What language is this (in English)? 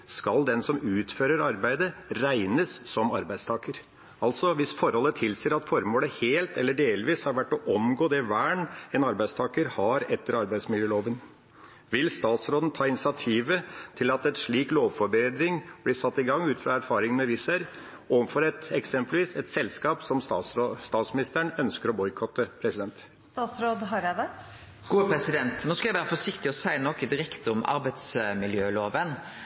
Norwegian Bokmål